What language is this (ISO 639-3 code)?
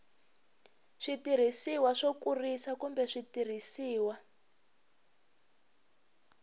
tso